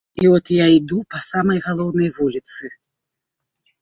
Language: Belarusian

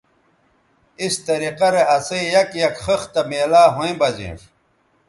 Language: Bateri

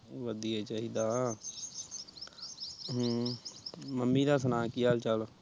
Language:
Punjabi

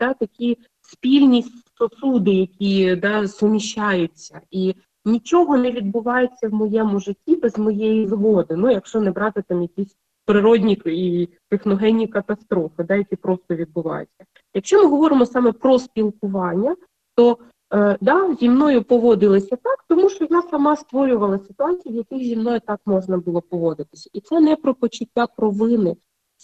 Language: Ukrainian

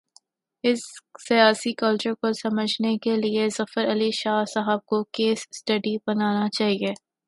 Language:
Urdu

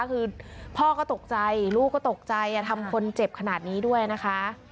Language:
Thai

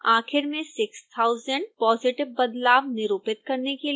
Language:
Hindi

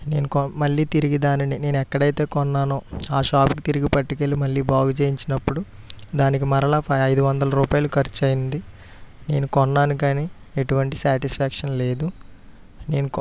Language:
Telugu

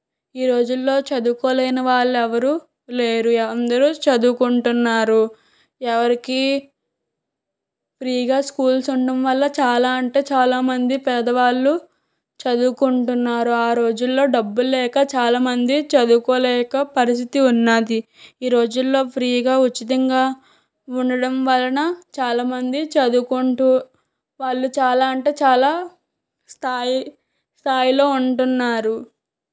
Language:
Telugu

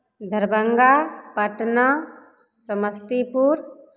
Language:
Maithili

